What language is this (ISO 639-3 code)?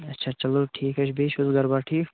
kas